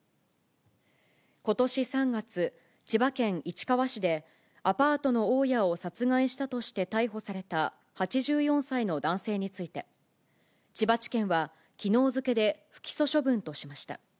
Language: Japanese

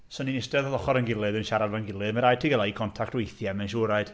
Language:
Welsh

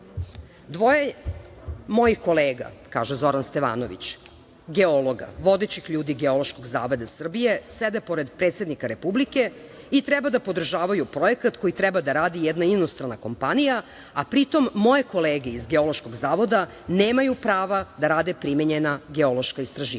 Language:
Serbian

